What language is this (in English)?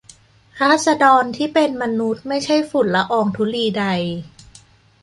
Thai